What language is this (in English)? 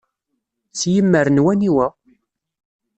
Kabyle